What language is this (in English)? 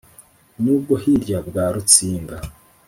Kinyarwanda